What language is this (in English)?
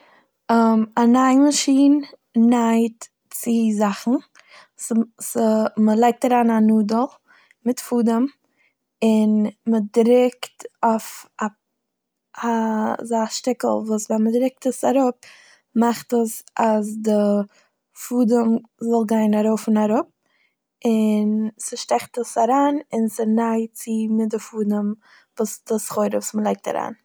Yiddish